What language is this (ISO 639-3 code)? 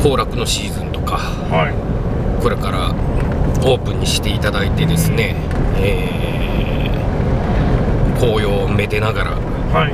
jpn